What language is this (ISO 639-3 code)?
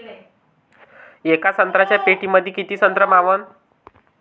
mar